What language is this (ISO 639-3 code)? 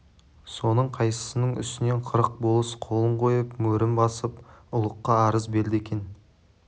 kaz